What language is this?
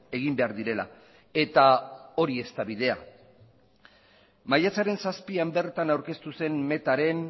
Basque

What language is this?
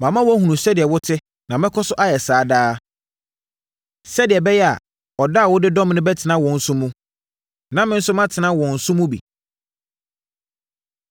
Akan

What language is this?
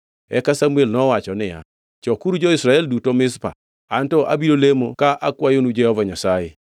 Luo (Kenya and Tanzania)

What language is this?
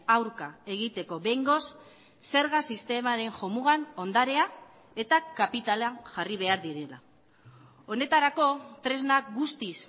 Basque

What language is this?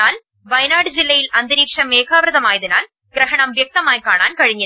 Malayalam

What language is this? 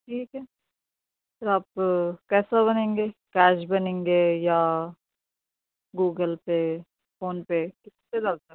Urdu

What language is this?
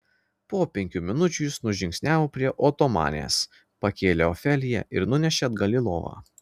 Lithuanian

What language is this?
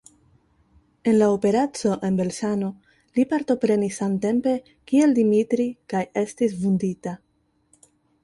Esperanto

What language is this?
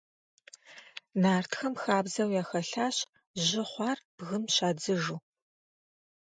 Kabardian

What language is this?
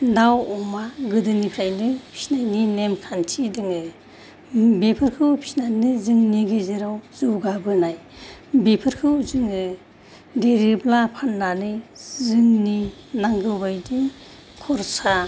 Bodo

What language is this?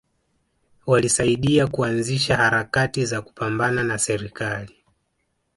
Swahili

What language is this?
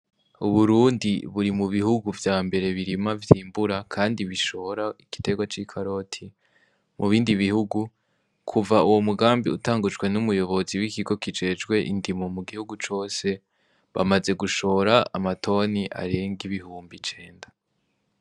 Rundi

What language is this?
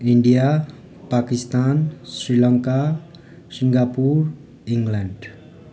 Nepali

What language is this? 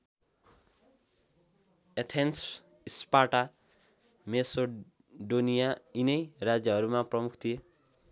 Nepali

